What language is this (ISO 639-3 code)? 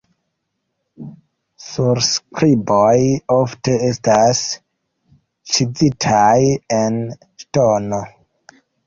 epo